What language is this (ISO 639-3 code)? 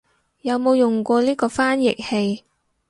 yue